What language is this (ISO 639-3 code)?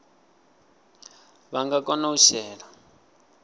ven